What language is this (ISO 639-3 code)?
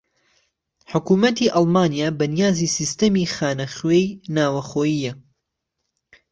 ckb